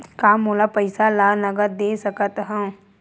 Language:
Chhattisgarhi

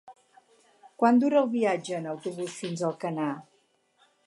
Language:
Catalan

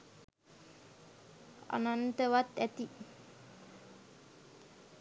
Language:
Sinhala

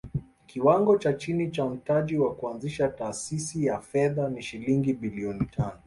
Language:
Swahili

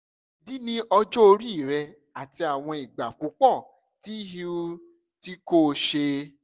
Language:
Yoruba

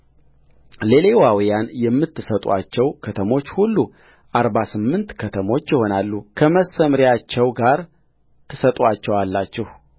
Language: Amharic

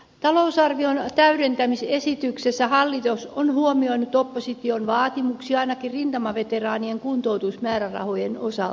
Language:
Finnish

